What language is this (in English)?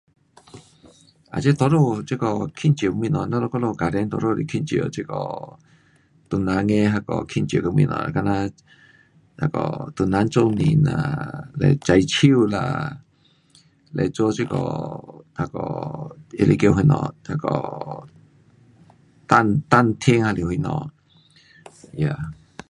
Pu-Xian Chinese